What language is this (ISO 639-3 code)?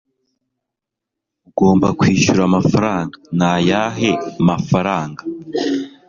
kin